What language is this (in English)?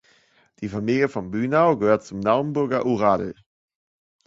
German